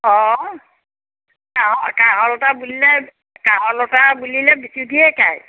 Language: Assamese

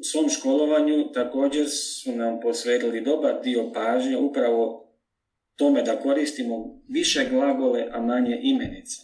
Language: Croatian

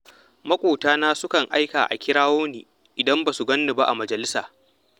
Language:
Hausa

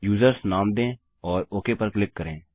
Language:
Hindi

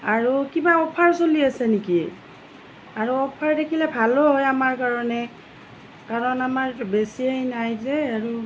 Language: Assamese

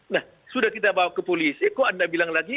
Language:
Indonesian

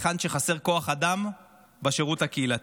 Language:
Hebrew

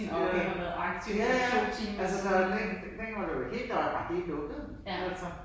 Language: Danish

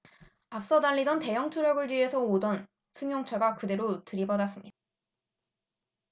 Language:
Korean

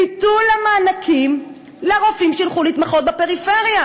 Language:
Hebrew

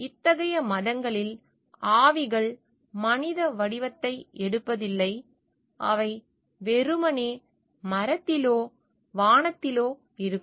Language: Tamil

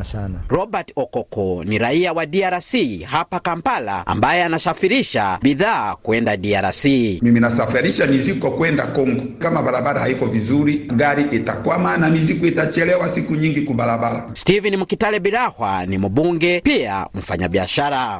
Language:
Swahili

